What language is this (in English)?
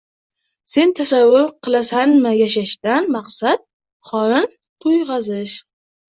Uzbek